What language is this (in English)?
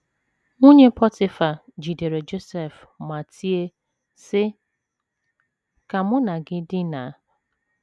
Igbo